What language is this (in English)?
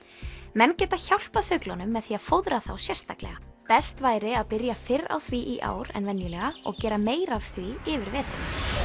Icelandic